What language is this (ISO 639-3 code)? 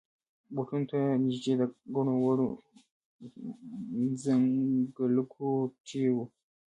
pus